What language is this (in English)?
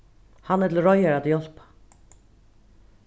Faroese